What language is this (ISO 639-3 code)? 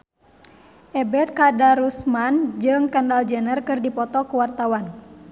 sun